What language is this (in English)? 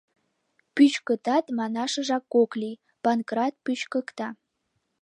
Mari